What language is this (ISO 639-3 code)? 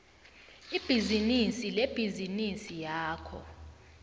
nbl